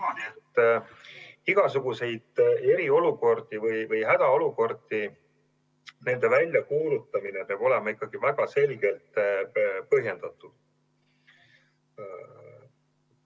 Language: Estonian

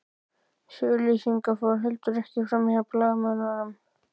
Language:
Icelandic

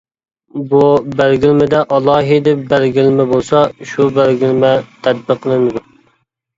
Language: Uyghur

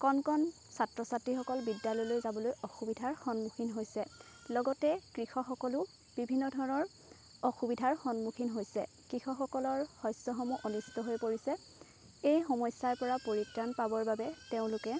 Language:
Assamese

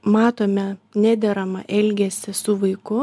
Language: Lithuanian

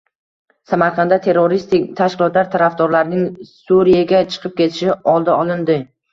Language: Uzbek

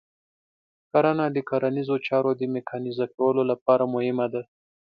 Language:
Pashto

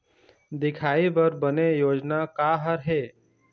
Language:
Chhattisgarhi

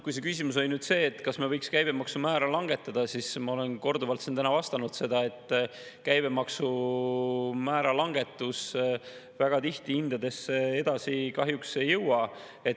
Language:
Estonian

